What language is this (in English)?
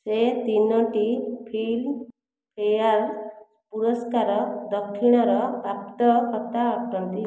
Odia